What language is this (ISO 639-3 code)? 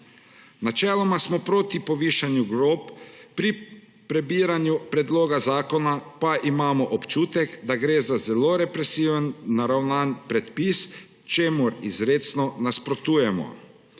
slv